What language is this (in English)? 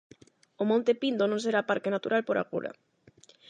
Galician